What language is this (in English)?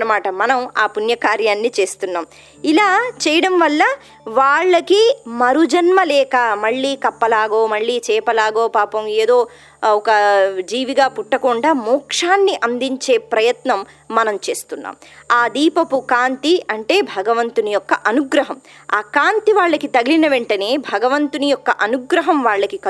Telugu